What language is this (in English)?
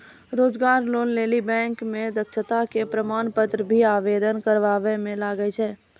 Maithili